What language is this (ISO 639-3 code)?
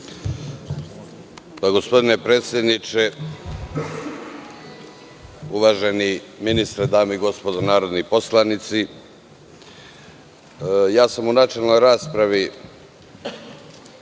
srp